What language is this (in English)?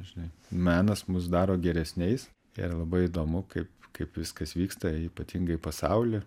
Lithuanian